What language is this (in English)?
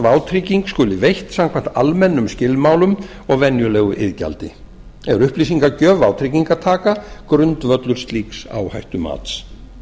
Icelandic